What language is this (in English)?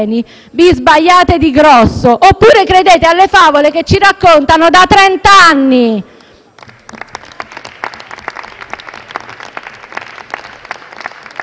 Italian